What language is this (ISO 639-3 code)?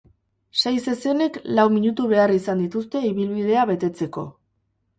eus